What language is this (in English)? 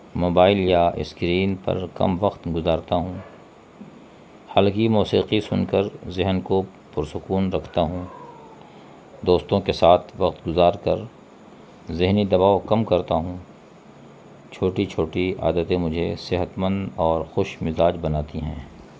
Urdu